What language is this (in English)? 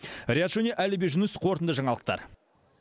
Kazakh